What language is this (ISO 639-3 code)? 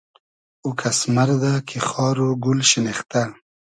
haz